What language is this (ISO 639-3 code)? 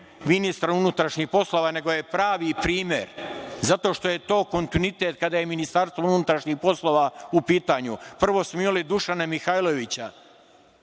srp